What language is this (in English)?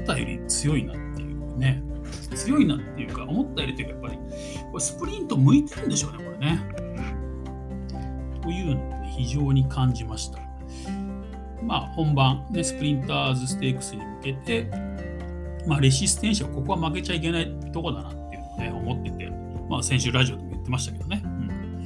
Japanese